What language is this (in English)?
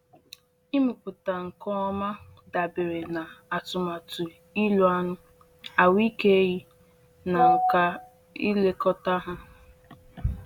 Igbo